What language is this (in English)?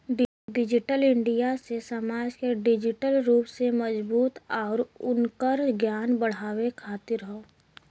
Bhojpuri